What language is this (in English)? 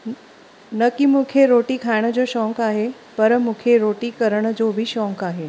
Sindhi